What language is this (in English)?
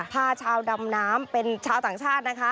Thai